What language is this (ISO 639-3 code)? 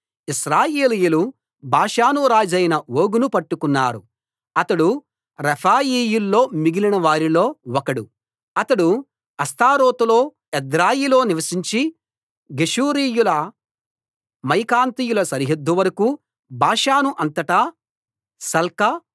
tel